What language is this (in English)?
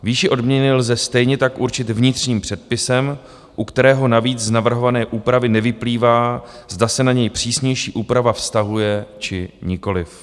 Czech